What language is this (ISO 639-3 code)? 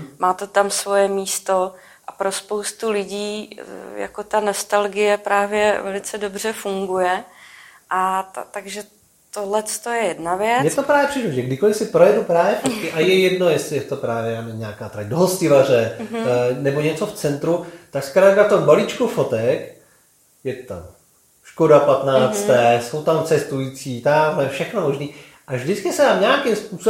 ces